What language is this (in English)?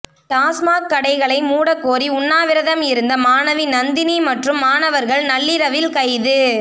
Tamil